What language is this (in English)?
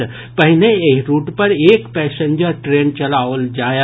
Maithili